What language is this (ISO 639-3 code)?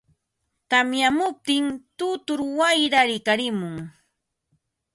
qva